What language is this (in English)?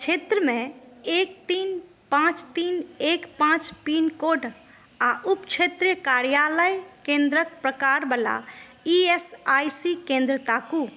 Maithili